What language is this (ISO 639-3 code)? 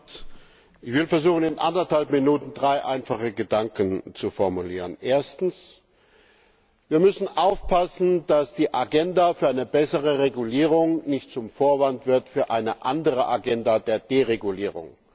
deu